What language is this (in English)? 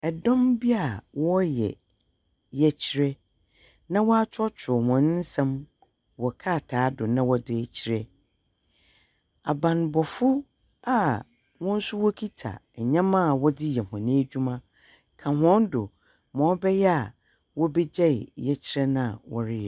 Akan